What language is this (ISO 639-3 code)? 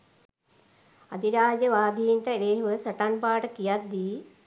sin